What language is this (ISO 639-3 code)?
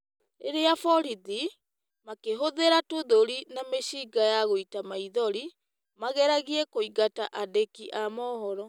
kik